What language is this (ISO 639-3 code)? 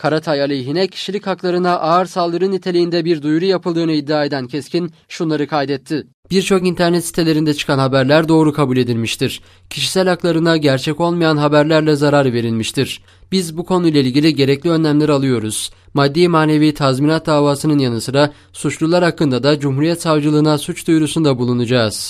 tur